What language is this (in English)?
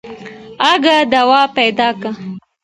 Pashto